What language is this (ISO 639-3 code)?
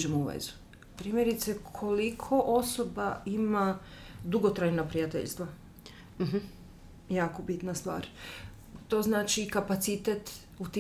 hrv